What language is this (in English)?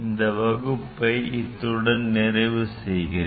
Tamil